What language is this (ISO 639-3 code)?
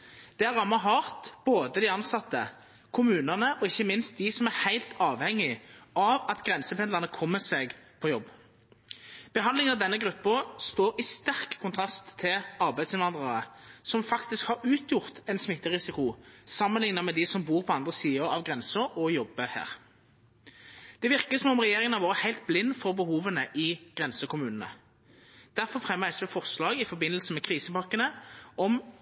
nno